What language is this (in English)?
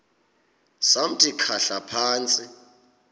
Xhosa